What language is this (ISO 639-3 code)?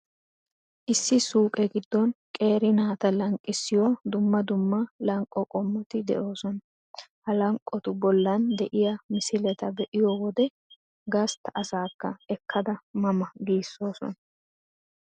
wal